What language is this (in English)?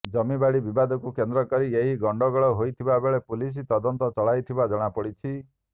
Odia